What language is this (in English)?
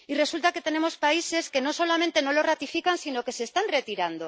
Spanish